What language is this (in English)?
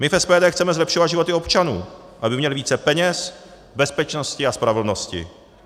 Czech